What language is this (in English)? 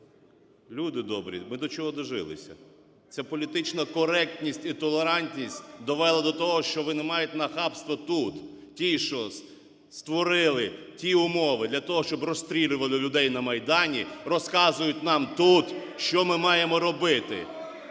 Ukrainian